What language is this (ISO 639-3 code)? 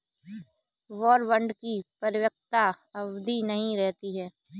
hin